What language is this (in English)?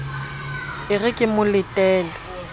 Southern Sotho